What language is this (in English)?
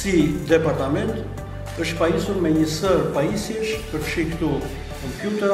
Romanian